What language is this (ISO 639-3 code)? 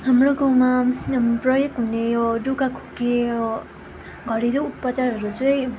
nep